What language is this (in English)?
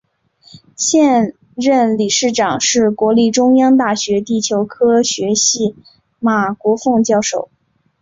Chinese